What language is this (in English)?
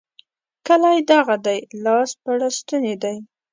Pashto